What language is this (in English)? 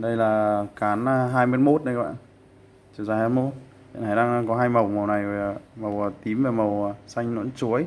Vietnamese